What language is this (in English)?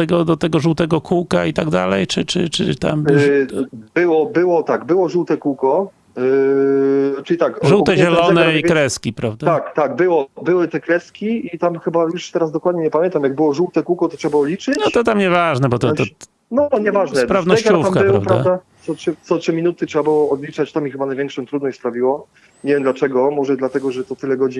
Polish